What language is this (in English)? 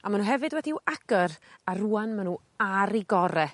Welsh